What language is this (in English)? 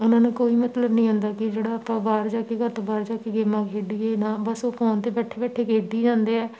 Punjabi